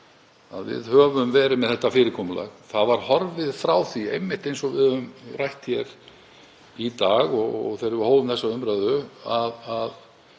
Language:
Icelandic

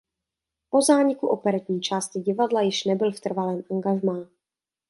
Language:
Czech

